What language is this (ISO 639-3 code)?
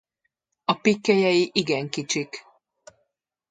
hun